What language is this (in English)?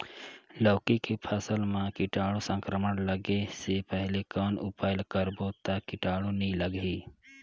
Chhattisgarhi